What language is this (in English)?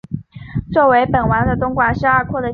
Chinese